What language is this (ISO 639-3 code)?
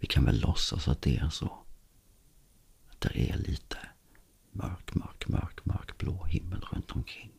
swe